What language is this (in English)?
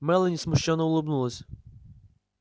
Russian